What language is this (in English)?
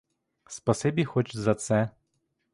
Ukrainian